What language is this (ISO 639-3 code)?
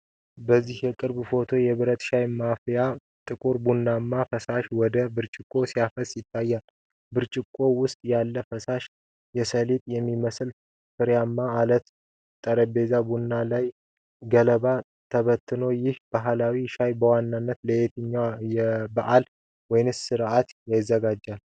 amh